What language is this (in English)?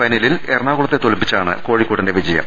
Malayalam